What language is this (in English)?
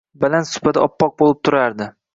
Uzbek